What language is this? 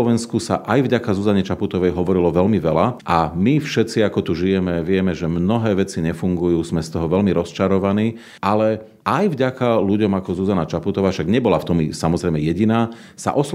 Slovak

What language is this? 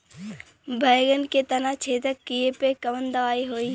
Bhojpuri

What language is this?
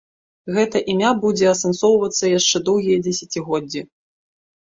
Belarusian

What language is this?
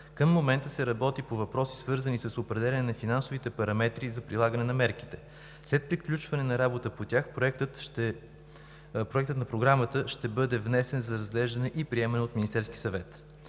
Bulgarian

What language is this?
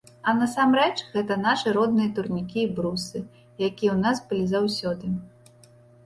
Belarusian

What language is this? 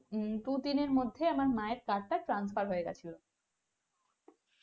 Bangla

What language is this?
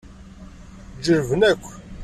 Kabyle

